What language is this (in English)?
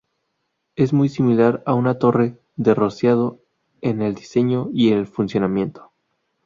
Spanish